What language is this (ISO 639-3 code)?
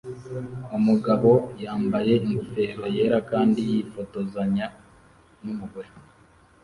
kin